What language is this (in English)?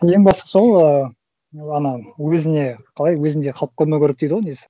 Kazakh